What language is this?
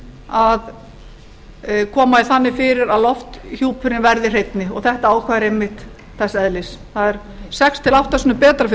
Icelandic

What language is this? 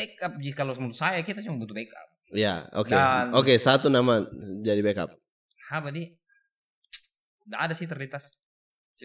Indonesian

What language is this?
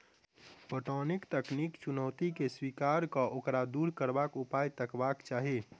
Maithili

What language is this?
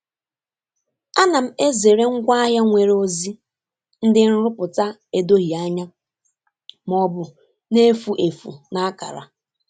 Igbo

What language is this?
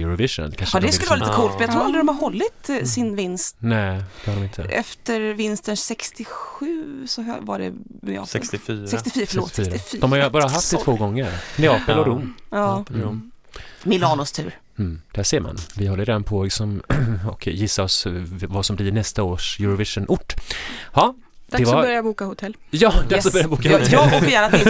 Swedish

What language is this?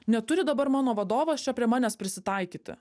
Lithuanian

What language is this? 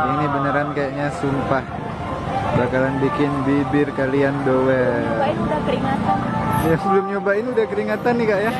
Indonesian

